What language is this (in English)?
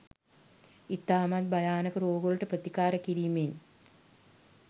Sinhala